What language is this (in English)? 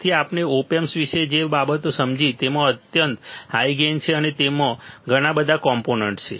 Gujarati